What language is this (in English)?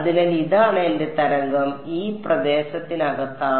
Malayalam